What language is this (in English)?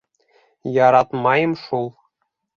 Bashkir